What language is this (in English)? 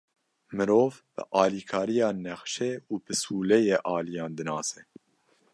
Kurdish